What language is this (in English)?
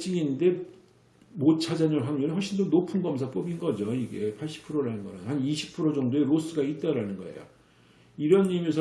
Korean